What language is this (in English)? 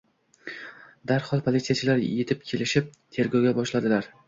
Uzbek